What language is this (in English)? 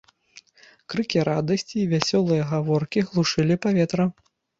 Belarusian